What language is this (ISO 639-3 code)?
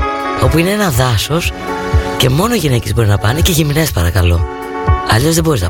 ell